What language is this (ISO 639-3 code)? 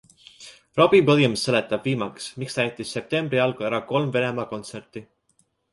est